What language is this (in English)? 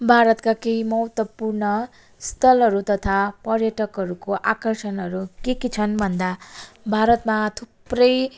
Nepali